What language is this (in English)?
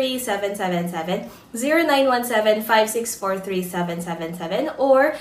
Filipino